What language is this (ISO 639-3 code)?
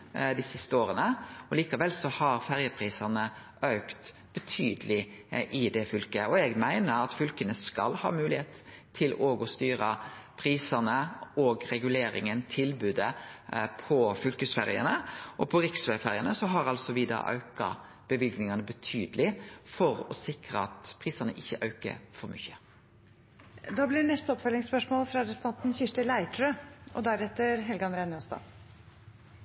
nor